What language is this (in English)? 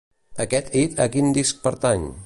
Catalan